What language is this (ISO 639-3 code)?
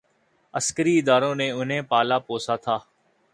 urd